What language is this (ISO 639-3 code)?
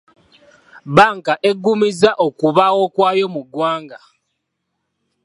lug